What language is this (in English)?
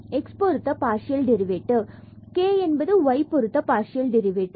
Tamil